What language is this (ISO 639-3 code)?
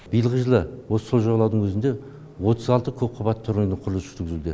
kaz